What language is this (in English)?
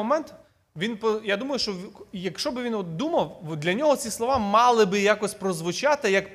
Ukrainian